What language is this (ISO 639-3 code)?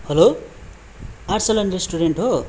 nep